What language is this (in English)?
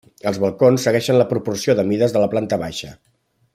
Catalan